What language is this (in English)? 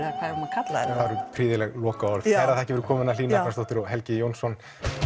Icelandic